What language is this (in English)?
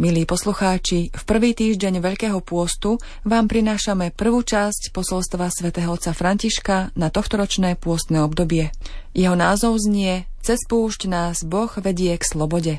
Slovak